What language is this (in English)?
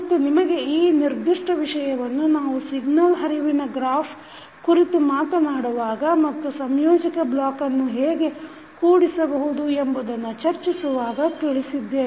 Kannada